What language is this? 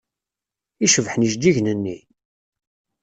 Kabyle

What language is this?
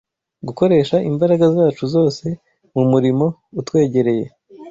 Kinyarwanda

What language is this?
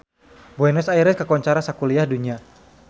Sundanese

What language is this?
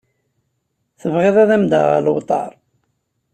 Kabyle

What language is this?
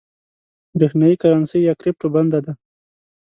Pashto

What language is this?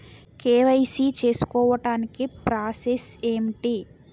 Telugu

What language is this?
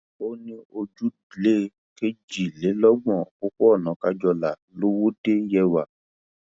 Yoruba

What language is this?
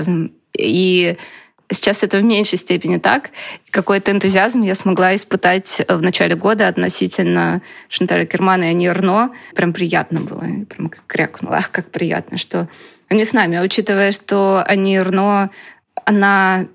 Russian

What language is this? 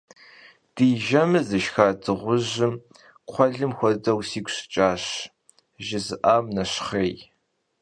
Kabardian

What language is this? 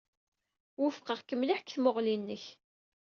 Kabyle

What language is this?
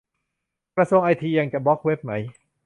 Thai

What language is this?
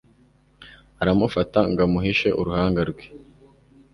Kinyarwanda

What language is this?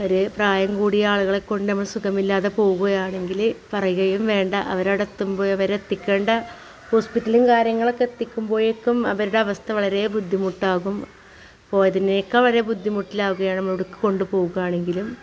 Malayalam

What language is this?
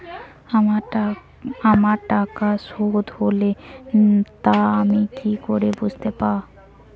Bangla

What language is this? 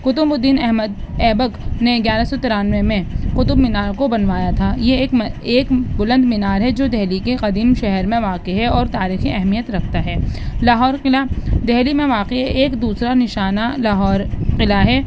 Urdu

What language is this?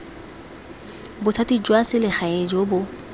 Tswana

